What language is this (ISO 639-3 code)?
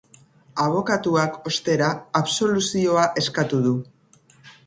eus